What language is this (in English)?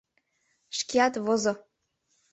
Mari